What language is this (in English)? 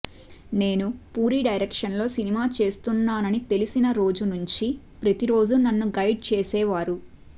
Telugu